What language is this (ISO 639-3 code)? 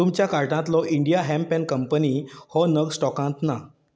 kok